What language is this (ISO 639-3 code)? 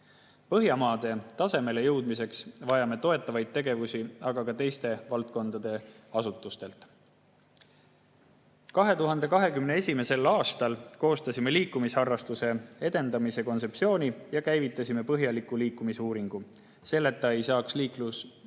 est